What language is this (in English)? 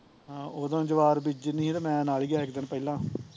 Punjabi